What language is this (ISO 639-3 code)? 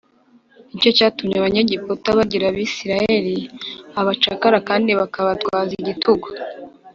kin